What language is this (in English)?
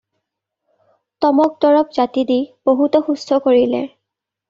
Assamese